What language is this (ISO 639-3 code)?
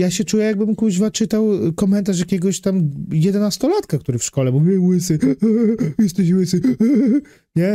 pol